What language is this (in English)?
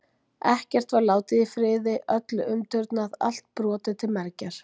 Icelandic